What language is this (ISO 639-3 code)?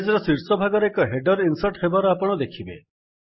ori